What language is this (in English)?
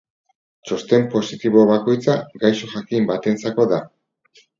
Basque